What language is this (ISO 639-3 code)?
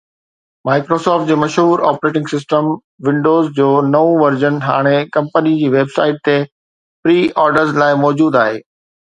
snd